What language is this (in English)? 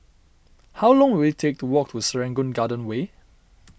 English